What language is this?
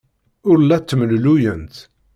Kabyle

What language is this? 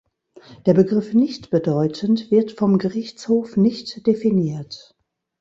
German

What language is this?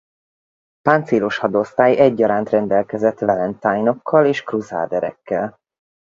Hungarian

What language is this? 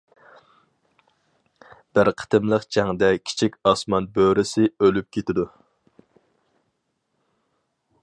Uyghur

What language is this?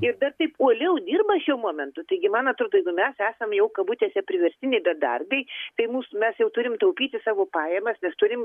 Lithuanian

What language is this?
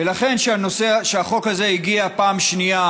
Hebrew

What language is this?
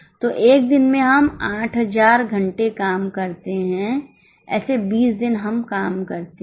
Hindi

